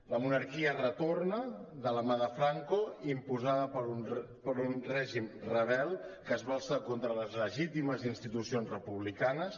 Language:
Catalan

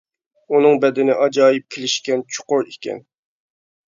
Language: Uyghur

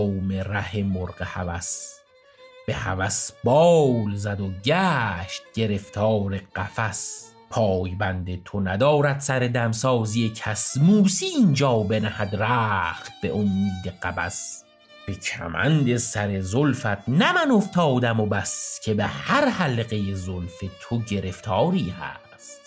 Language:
Persian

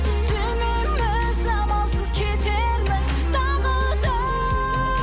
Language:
Kazakh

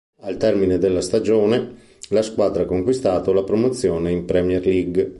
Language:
Italian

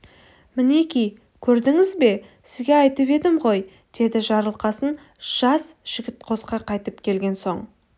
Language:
Kazakh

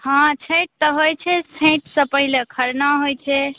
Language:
Maithili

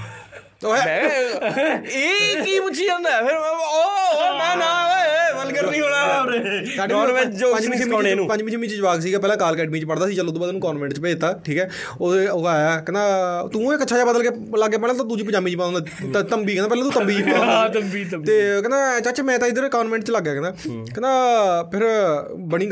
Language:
Punjabi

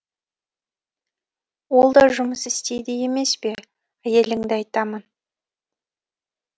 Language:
Kazakh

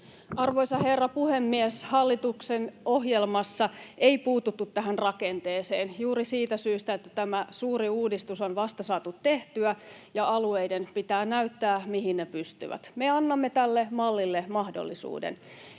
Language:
Finnish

